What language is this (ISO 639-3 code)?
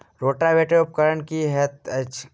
mai